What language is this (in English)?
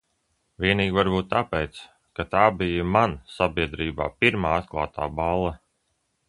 Latvian